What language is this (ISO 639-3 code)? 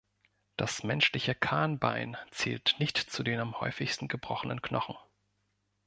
deu